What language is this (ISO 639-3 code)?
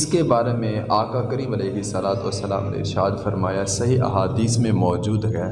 urd